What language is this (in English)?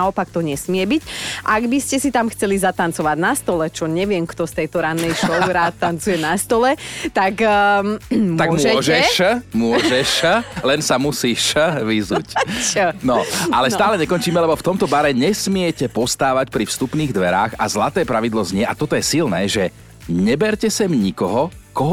Slovak